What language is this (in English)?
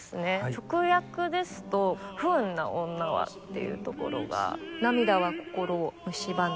Japanese